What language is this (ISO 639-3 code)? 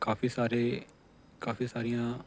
pan